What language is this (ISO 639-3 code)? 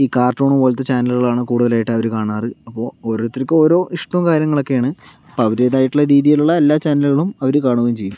mal